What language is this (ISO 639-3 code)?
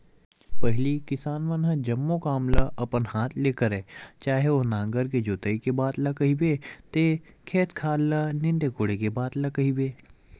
hne